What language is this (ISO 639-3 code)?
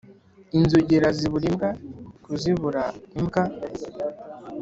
kin